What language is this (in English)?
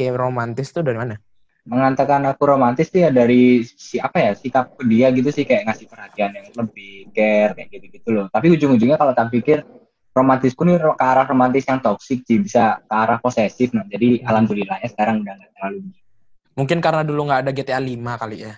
Indonesian